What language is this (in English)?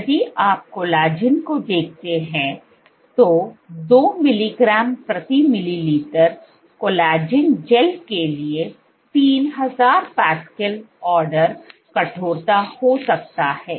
Hindi